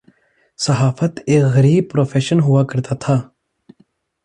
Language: Urdu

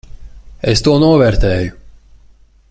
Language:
Latvian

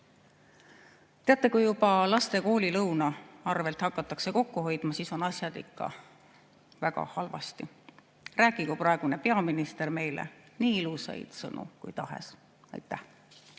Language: Estonian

